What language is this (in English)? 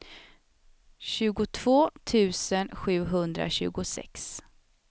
Swedish